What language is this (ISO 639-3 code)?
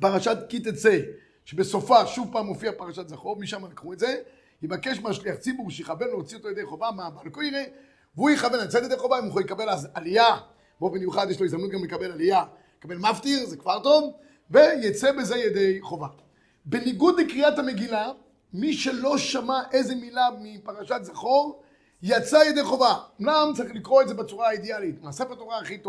heb